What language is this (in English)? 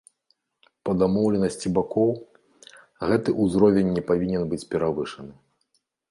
Belarusian